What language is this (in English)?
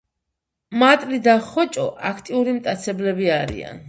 Georgian